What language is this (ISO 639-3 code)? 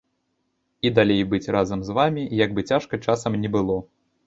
bel